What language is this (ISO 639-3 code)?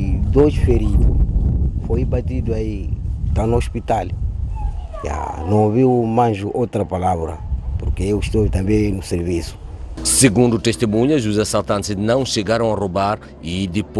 por